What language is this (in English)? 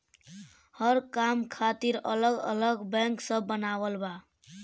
Bhojpuri